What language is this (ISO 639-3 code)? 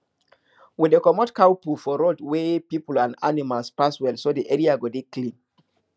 pcm